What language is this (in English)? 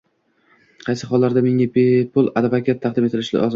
Uzbek